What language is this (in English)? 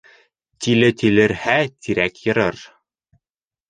Bashkir